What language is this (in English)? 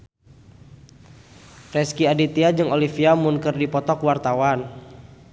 Sundanese